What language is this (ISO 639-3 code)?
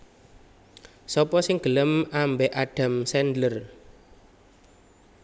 jav